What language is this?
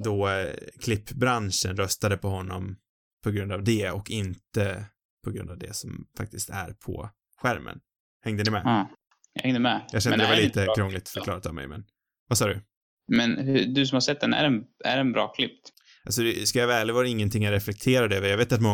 Swedish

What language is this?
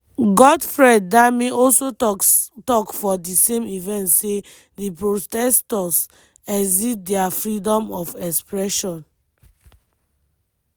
Nigerian Pidgin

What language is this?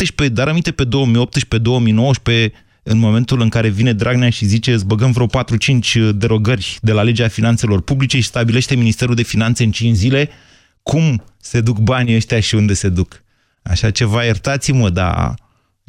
Romanian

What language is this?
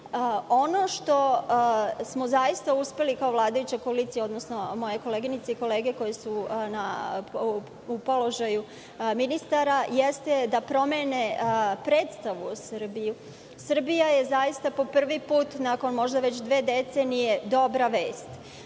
Serbian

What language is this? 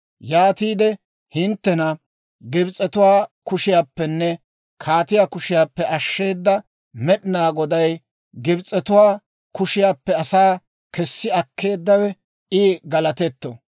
Dawro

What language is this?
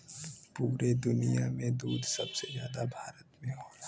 Bhojpuri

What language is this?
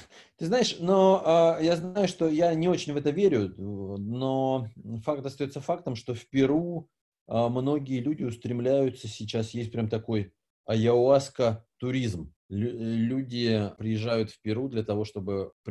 Russian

